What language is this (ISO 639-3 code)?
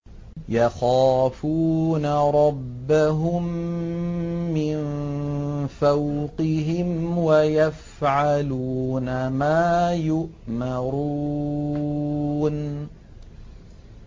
ara